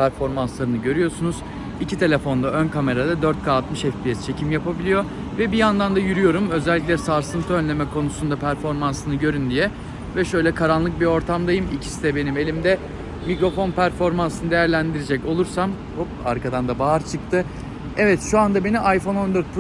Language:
Turkish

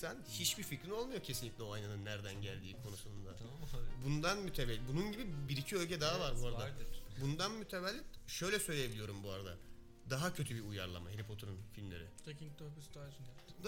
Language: Turkish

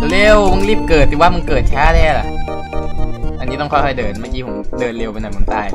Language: Thai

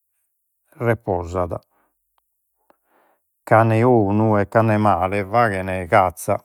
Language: Sardinian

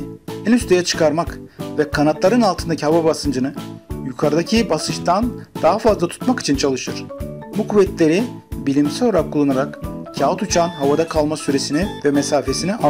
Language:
Turkish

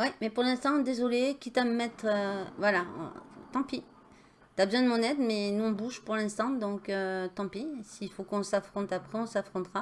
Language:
French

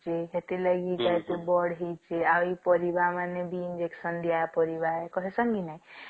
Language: Odia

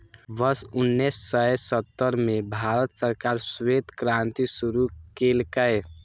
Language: Maithili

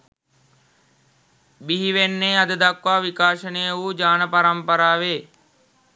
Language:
Sinhala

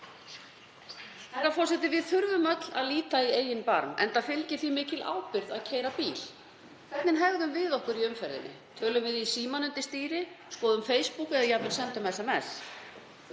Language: Icelandic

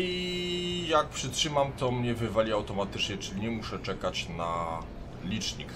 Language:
Polish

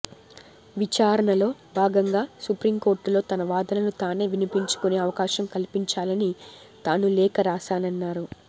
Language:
Telugu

